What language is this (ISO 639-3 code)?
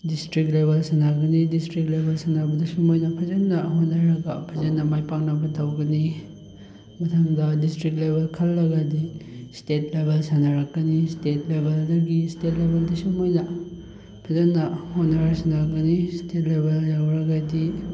mni